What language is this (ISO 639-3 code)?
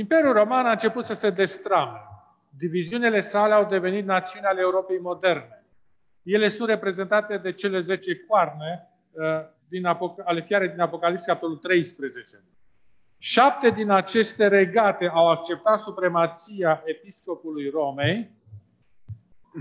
ron